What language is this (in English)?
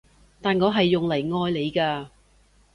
Cantonese